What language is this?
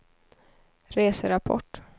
Swedish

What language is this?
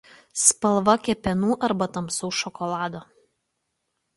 Lithuanian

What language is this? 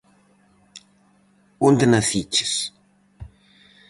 Galician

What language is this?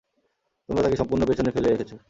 Bangla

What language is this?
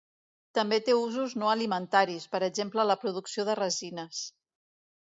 Catalan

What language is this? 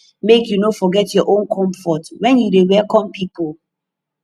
Nigerian Pidgin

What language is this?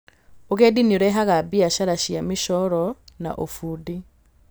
Kikuyu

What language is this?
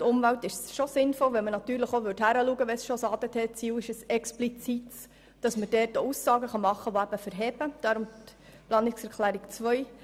Swiss German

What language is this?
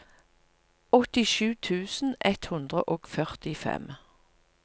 Norwegian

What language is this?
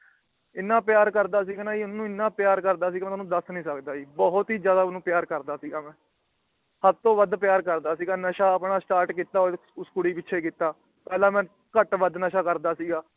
Punjabi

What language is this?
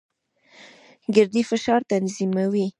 Pashto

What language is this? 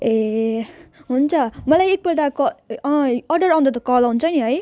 Nepali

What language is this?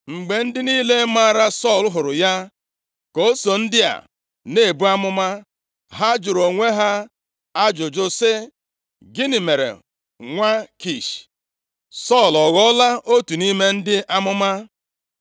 Igbo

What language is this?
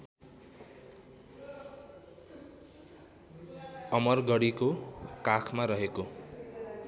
Nepali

